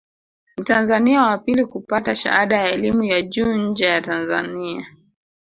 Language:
Swahili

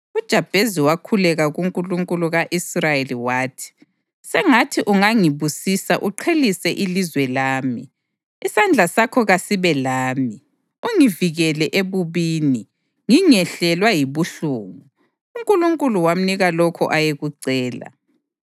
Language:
North Ndebele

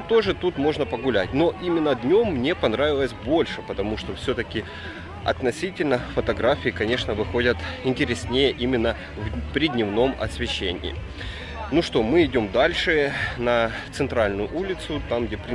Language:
Russian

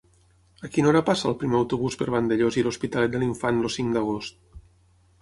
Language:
Catalan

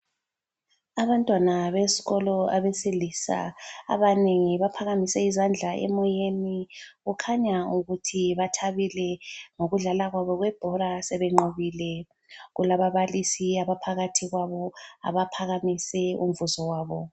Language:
North Ndebele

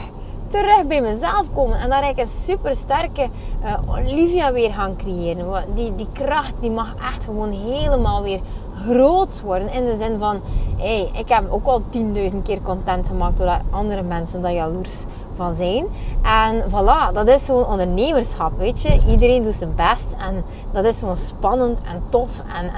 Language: Dutch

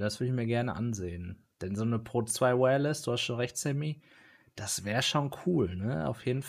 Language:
German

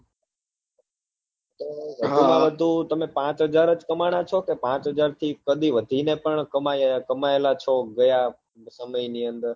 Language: Gujarati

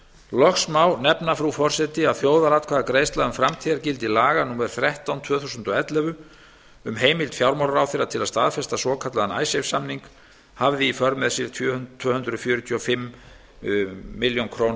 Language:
Icelandic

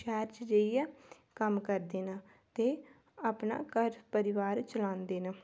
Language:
Dogri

